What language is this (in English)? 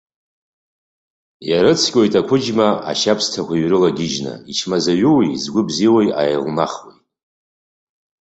Abkhazian